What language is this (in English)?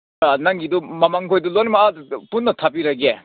Manipuri